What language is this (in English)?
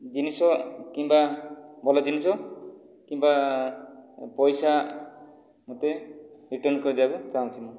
Odia